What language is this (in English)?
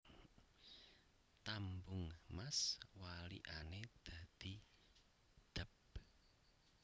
Javanese